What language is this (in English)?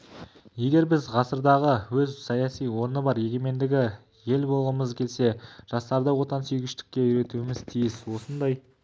Kazakh